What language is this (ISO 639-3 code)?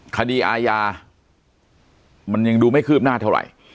tha